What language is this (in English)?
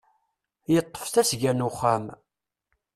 Kabyle